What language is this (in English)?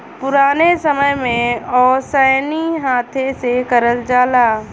Bhojpuri